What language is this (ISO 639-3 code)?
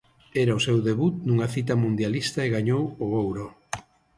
glg